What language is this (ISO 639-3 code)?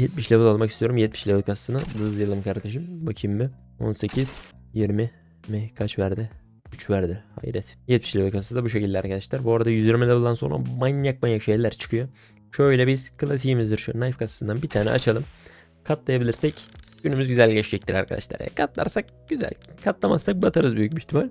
tur